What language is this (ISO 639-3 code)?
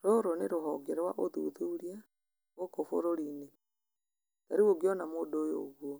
kik